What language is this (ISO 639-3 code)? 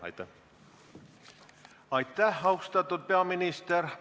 est